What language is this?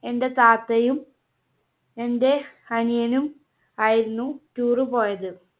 Malayalam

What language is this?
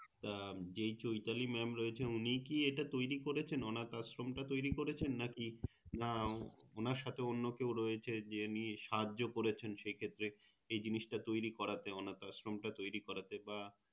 Bangla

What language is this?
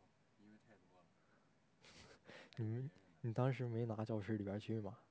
Chinese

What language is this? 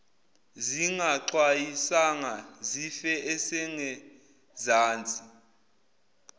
Zulu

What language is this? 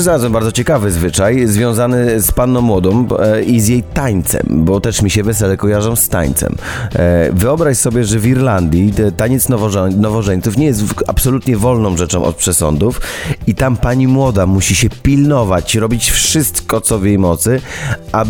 Polish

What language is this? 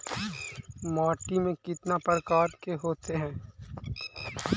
Magahi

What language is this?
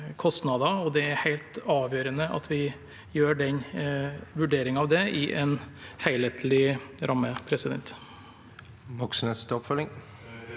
Norwegian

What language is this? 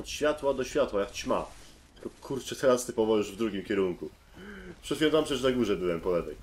Polish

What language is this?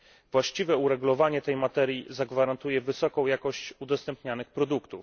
Polish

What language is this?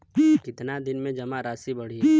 Bhojpuri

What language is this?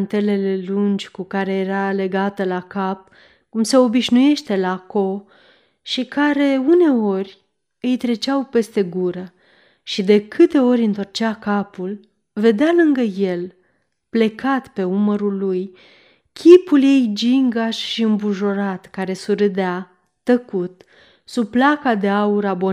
Romanian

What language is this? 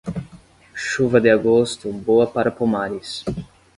Portuguese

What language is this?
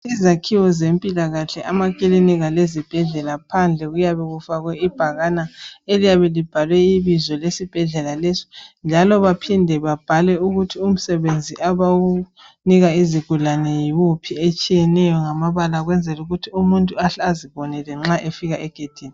North Ndebele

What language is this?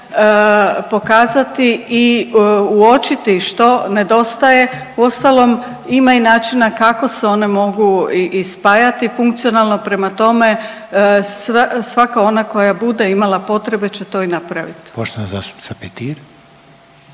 Croatian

